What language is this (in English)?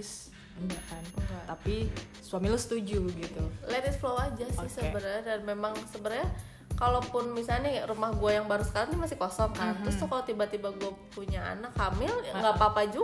Indonesian